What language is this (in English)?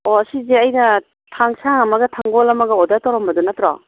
Manipuri